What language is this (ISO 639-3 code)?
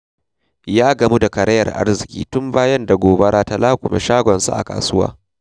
hau